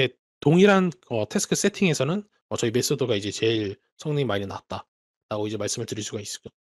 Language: Korean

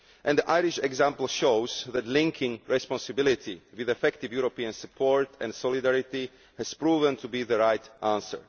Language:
English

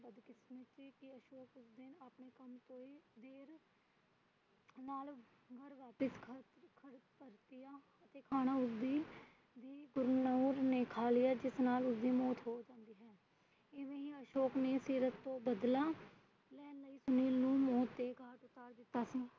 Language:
Punjabi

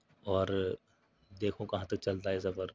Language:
Urdu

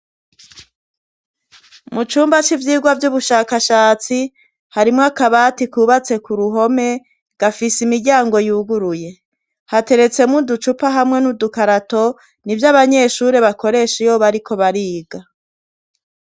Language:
Rundi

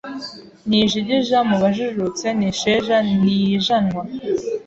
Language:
Kinyarwanda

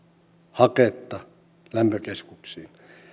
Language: Finnish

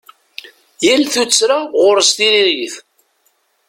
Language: Kabyle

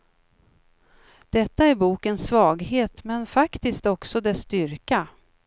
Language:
Swedish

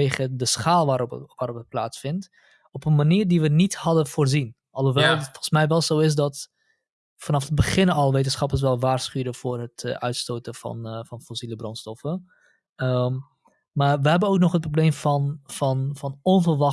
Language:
Dutch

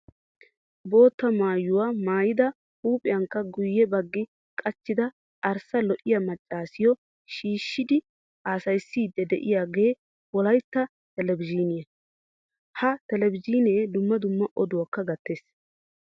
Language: Wolaytta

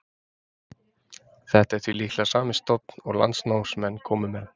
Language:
Icelandic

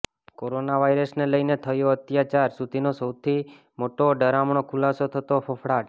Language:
Gujarati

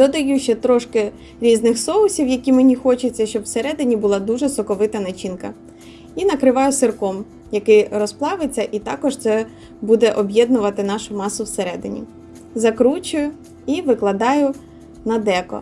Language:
Ukrainian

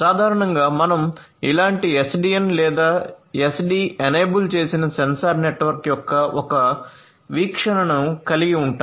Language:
Telugu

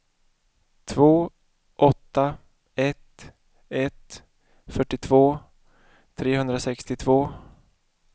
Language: Swedish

